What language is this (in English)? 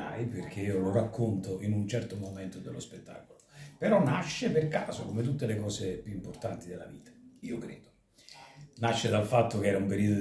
Italian